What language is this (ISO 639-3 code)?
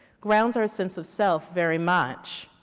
eng